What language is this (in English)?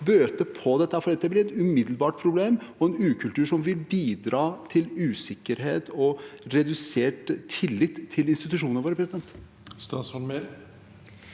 Norwegian